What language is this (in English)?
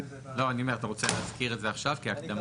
Hebrew